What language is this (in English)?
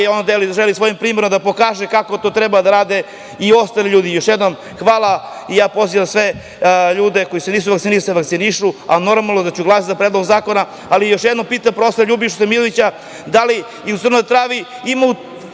Serbian